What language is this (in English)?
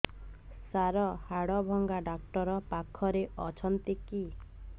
Odia